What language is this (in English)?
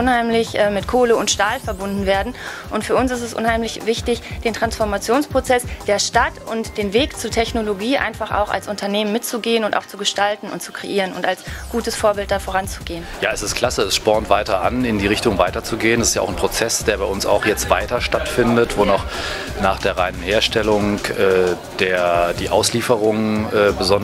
German